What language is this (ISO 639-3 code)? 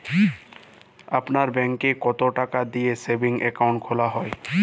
ben